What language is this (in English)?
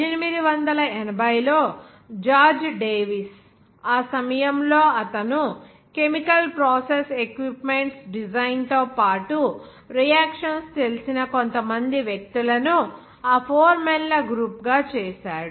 Telugu